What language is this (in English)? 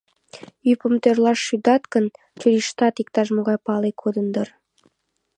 Mari